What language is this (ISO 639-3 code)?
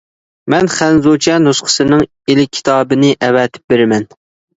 uig